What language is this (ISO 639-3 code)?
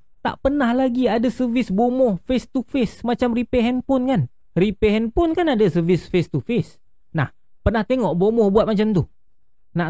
msa